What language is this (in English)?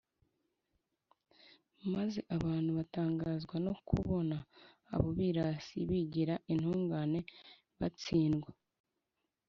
Kinyarwanda